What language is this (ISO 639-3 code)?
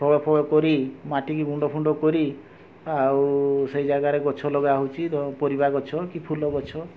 ori